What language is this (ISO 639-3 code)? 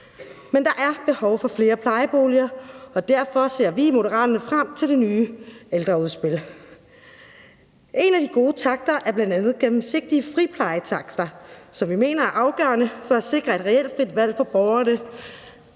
dan